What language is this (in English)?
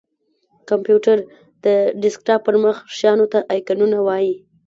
Pashto